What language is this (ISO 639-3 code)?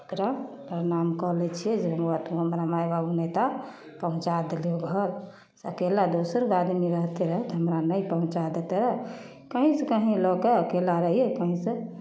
mai